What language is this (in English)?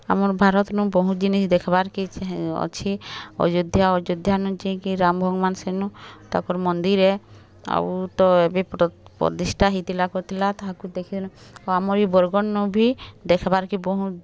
Odia